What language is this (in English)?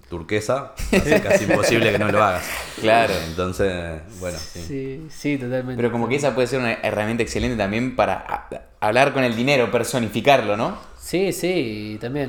Spanish